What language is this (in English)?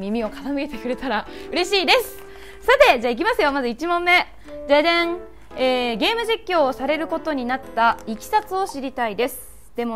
Japanese